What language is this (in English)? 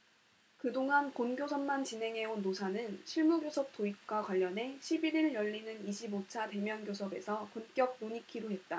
Korean